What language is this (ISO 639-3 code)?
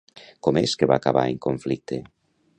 cat